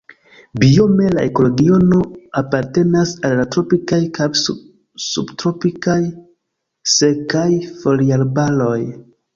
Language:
Esperanto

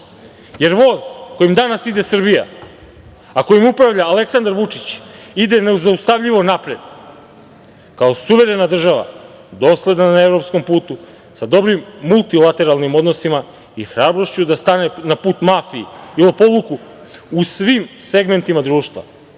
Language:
Serbian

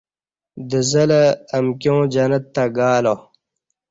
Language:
Kati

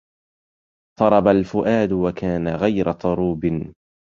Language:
Arabic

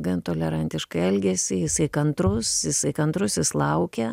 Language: Lithuanian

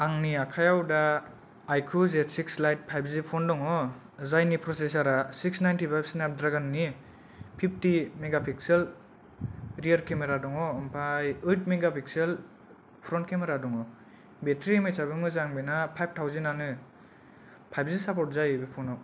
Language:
Bodo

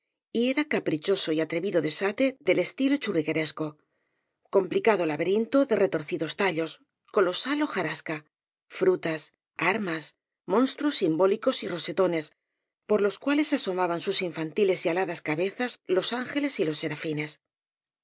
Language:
Spanish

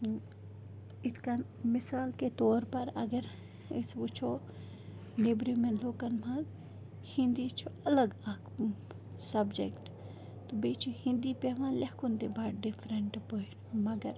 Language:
Kashmiri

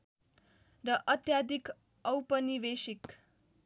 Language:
Nepali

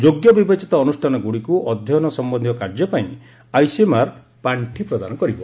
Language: Odia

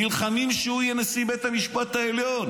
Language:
Hebrew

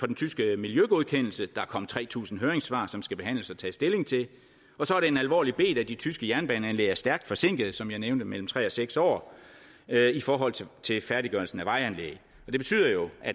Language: Danish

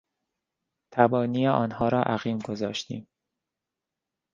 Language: Persian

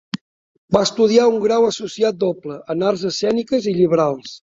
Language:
Catalan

